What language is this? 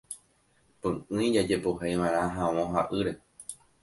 Guarani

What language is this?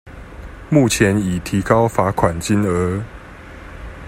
Chinese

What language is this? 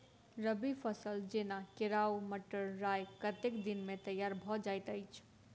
Maithili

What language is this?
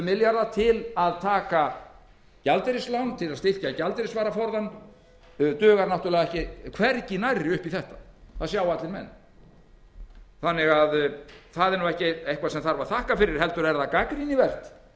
Icelandic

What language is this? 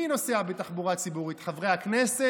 Hebrew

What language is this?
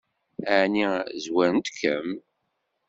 Kabyle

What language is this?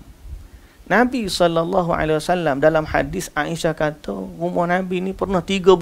Malay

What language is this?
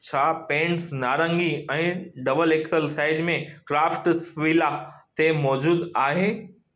Sindhi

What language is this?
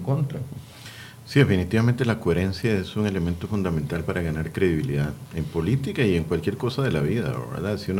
Spanish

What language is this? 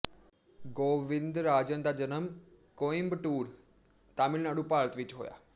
Punjabi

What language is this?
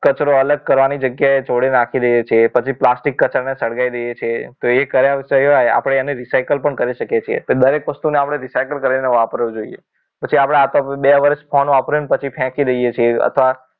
Gujarati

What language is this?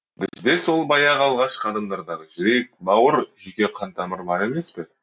Kazakh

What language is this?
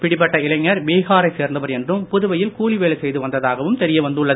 Tamil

